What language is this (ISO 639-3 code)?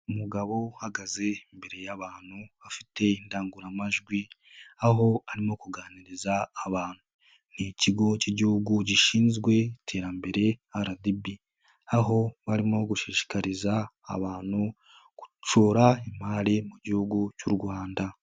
kin